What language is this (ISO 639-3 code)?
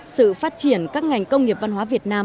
vie